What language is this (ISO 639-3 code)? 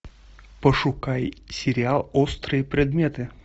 rus